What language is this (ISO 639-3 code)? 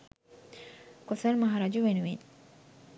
sin